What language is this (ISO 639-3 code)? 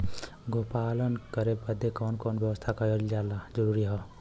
bho